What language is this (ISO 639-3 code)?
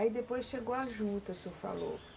por